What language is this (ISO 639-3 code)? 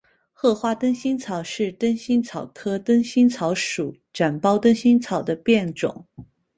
zho